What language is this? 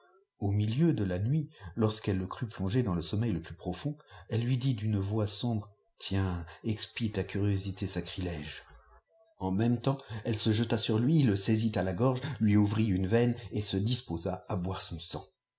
French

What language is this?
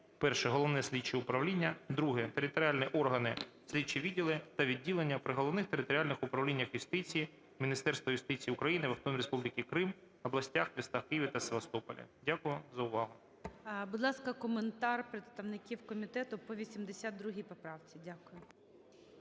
Ukrainian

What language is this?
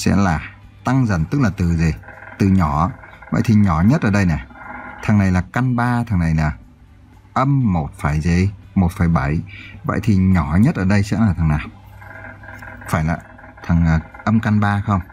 Vietnamese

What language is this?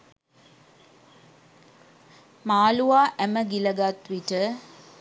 Sinhala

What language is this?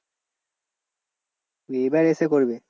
Bangla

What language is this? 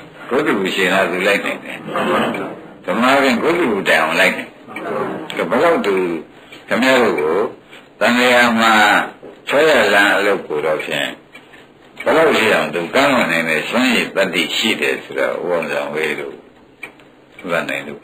Indonesian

